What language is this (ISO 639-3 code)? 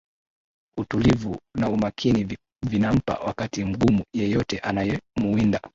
swa